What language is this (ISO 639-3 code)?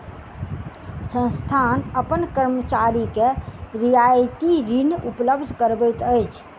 mai